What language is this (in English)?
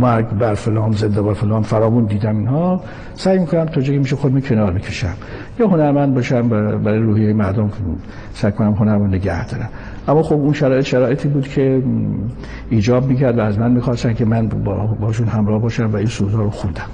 Persian